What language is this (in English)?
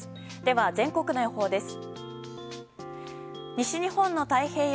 Japanese